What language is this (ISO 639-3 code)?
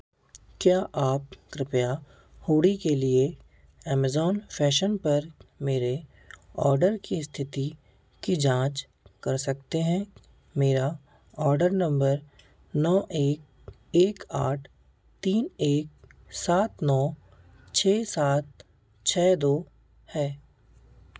hin